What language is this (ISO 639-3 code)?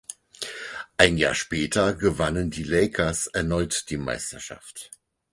deu